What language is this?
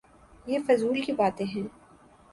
Urdu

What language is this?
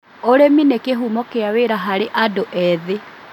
Kikuyu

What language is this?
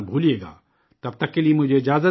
Urdu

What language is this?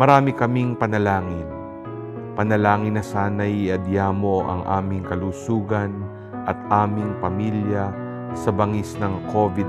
Filipino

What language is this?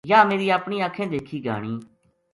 Gujari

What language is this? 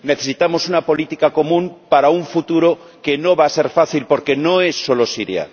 Spanish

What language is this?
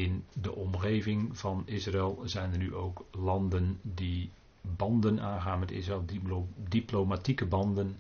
Dutch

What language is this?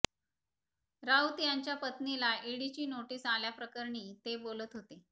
Marathi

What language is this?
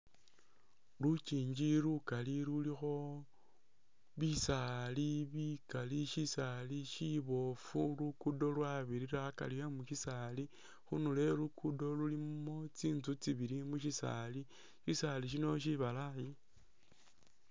Masaaba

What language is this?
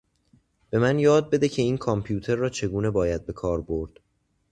Persian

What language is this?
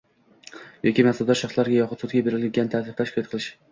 Uzbek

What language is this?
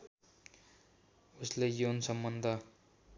Nepali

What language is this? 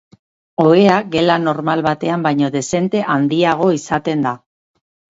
Basque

